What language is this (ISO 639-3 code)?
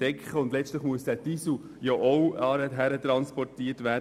gsw